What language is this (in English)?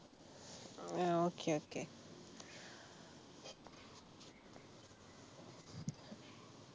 Malayalam